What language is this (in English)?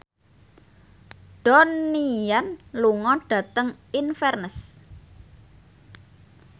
Javanese